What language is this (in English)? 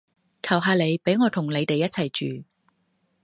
Cantonese